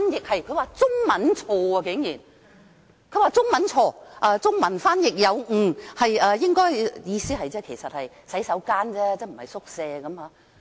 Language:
Cantonese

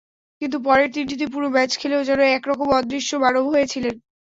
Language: Bangla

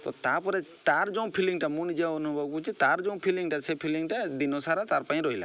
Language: Odia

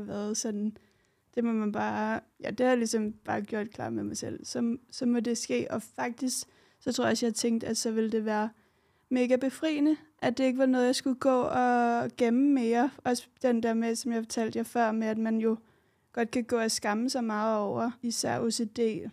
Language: Danish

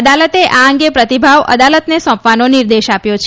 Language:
Gujarati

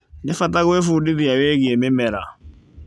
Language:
Kikuyu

